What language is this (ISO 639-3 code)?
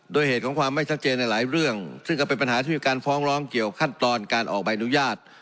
tha